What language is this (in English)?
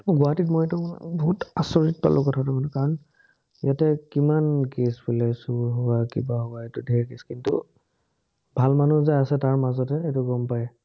Assamese